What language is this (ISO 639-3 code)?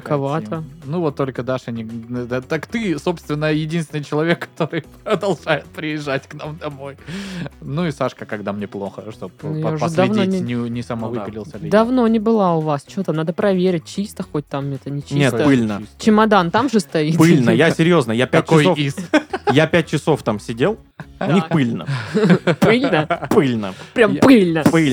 rus